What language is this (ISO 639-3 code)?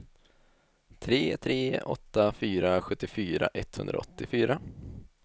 swe